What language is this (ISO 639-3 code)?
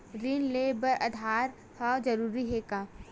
hne